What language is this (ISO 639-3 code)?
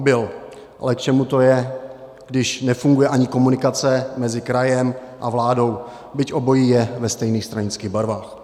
ces